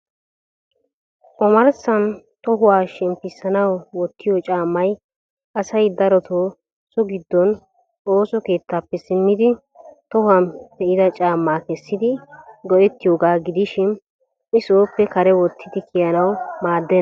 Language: Wolaytta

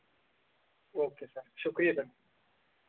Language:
Dogri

